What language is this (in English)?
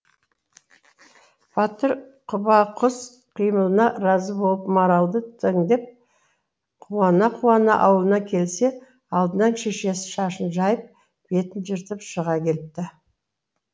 Kazakh